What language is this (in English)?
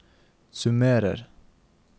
Norwegian